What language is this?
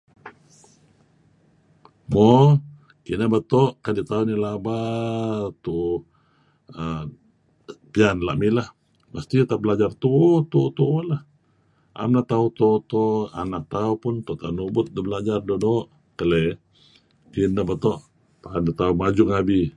Kelabit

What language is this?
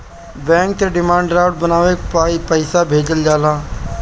Bhojpuri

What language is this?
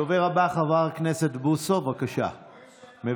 Hebrew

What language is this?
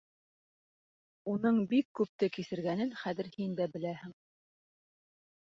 Bashkir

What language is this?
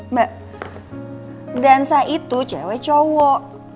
Indonesian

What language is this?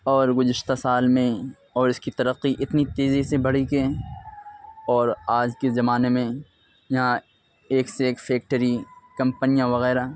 Urdu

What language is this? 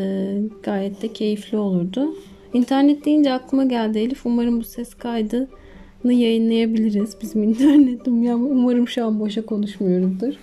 Turkish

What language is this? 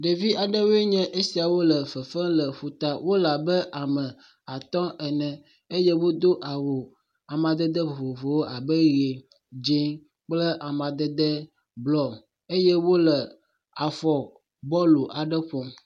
Ewe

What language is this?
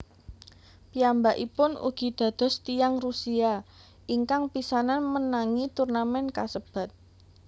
Javanese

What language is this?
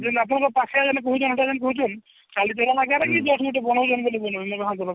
Odia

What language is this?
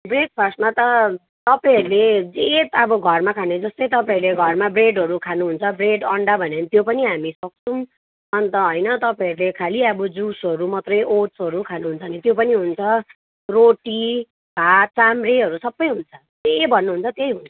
Nepali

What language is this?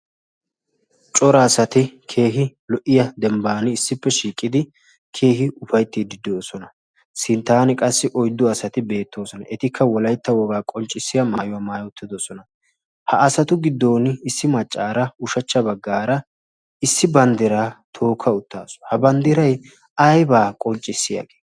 Wolaytta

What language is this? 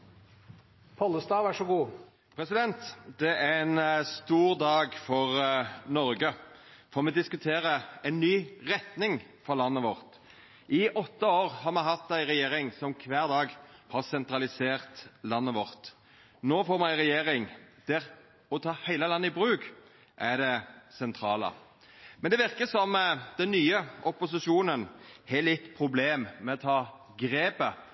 Norwegian Nynorsk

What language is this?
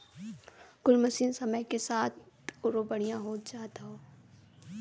Bhojpuri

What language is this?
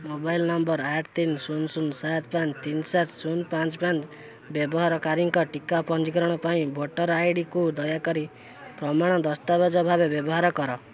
Odia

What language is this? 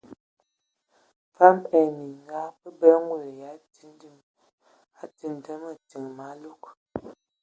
Ewondo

